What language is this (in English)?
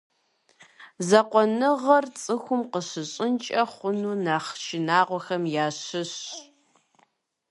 Kabardian